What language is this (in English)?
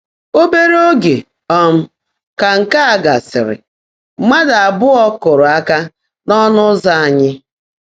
Igbo